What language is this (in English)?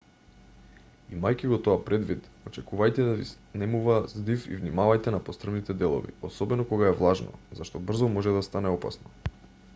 Macedonian